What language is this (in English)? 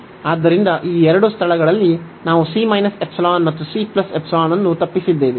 Kannada